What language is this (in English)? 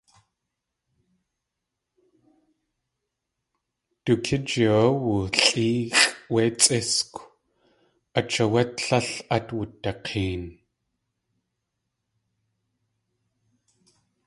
Tlingit